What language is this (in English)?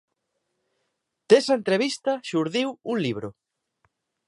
Galician